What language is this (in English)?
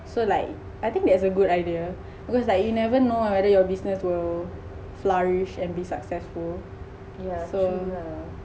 English